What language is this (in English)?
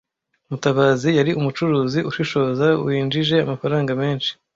Kinyarwanda